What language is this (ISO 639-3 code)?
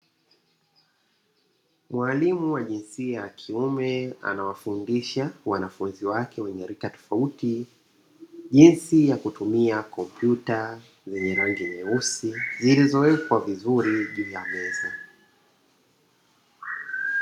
swa